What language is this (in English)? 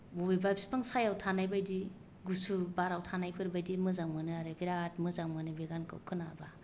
Bodo